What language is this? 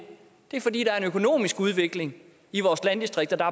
Danish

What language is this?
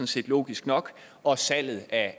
Danish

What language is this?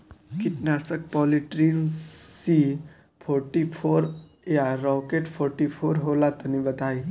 Bhojpuri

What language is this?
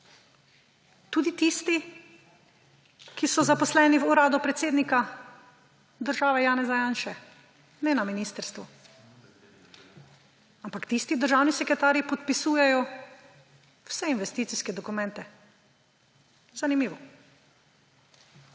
Slovenian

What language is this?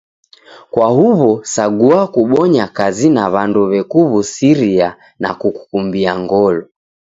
Taita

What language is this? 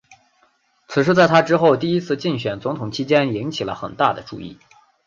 Chinese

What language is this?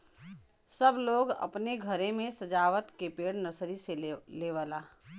Bhojpuri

